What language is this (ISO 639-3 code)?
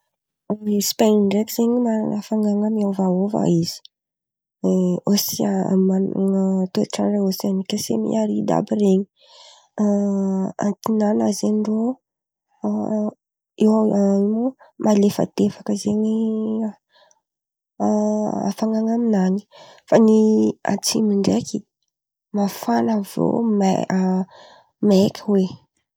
xmv